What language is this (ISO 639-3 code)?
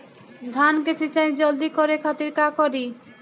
bho